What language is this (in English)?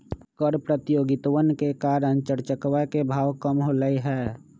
Magahi